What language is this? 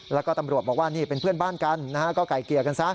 Thai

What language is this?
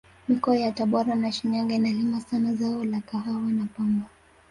Swahili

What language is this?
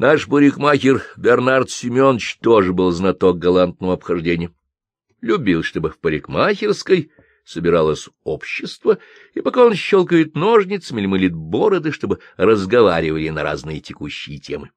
Russian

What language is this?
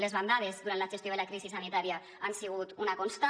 Catalan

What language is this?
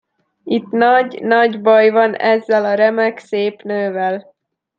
Hungarian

